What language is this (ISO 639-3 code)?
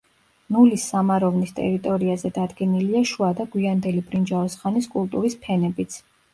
kat